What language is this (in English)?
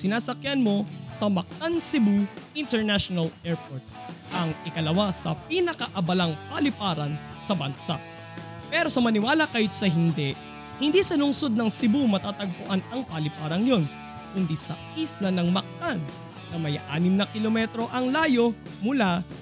Filipino